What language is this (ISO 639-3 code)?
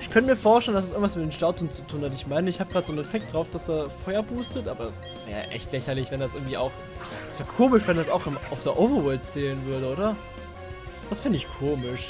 deu